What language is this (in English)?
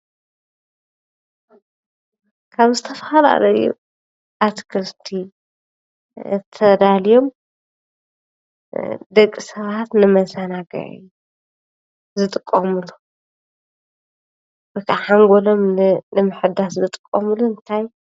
Tigrinya